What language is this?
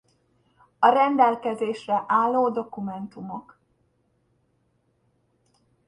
Hungarian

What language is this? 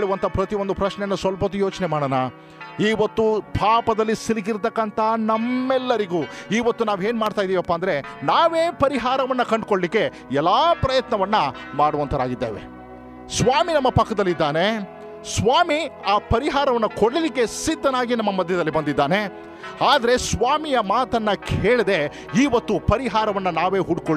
Kannada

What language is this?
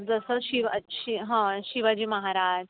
Marathi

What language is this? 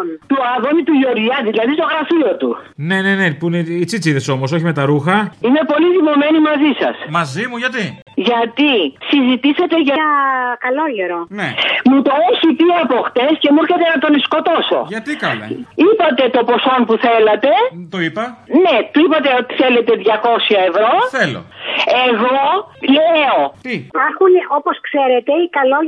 Greek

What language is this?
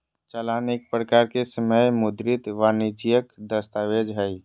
Magahi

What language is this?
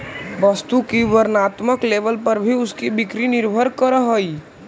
Magahi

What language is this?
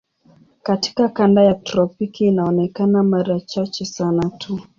Swahili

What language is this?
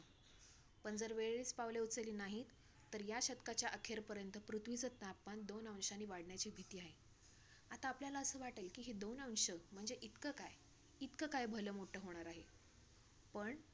Marathi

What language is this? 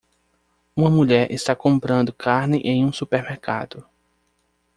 Portuguese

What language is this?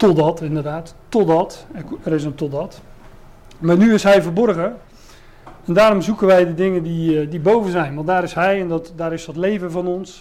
Dutch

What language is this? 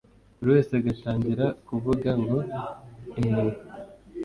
Kinyarwanda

